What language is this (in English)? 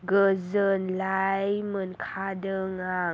Bodo